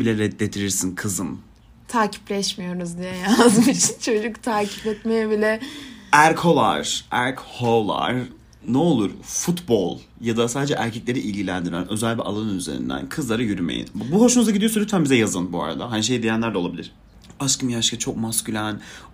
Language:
Turkish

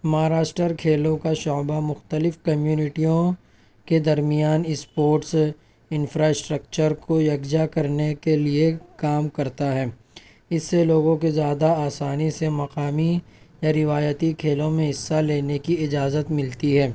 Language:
Urdu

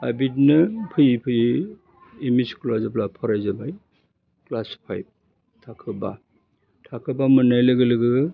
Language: Bodo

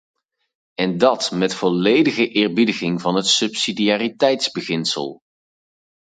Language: Dutch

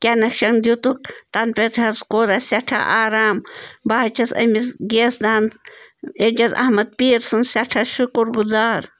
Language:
Kashmiri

